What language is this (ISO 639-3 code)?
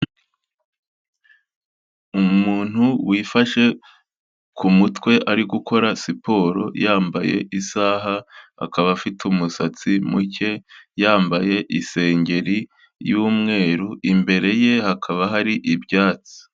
kin